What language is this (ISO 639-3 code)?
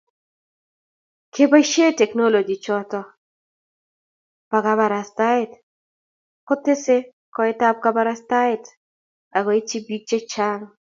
kln